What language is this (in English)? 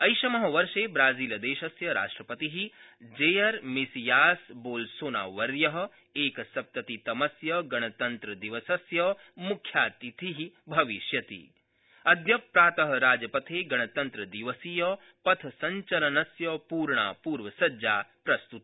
Sanskrit